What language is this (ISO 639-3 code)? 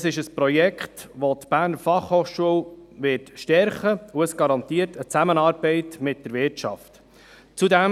gsw